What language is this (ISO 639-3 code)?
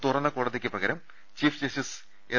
mal